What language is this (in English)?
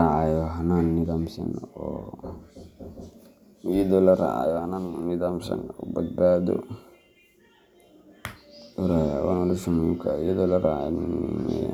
Somali